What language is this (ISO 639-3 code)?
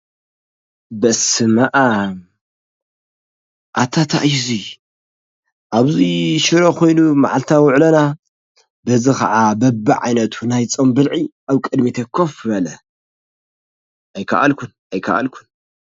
tir